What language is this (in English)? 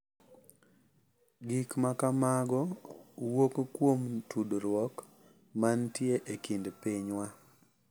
Luo (Kenya and Tanzania)